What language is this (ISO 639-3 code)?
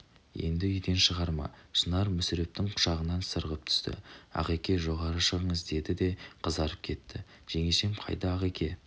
kaz